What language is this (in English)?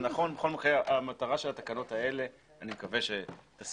Hebrew